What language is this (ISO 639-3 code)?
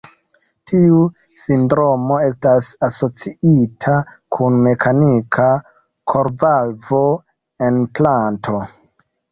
epo